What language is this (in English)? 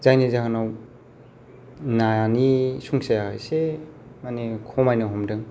Bodo